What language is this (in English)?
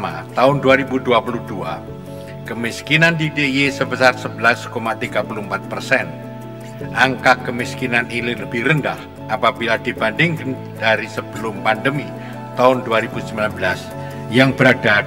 Indonesian